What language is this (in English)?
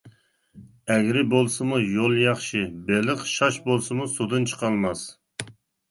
Uyghur